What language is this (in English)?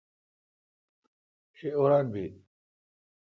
Kalkoti